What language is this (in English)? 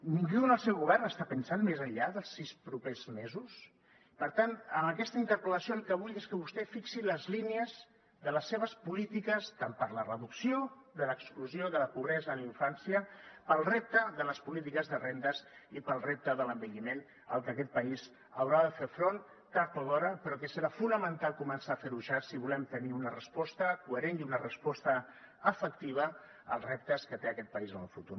Catalan